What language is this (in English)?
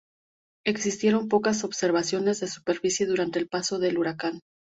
Spanish